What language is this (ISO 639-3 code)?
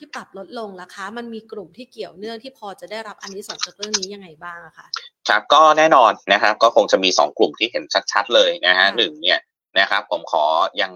tha